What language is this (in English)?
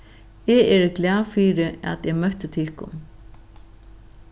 Faroese